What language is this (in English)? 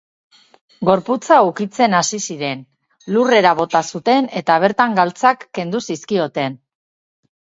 Basque